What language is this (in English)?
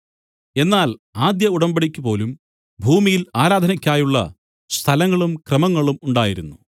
Malayalam